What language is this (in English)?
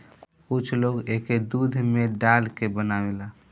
Bhojpuri